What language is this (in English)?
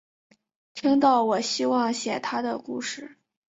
Chinese